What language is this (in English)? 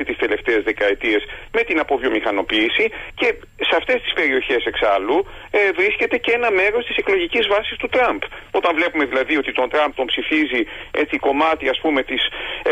Greek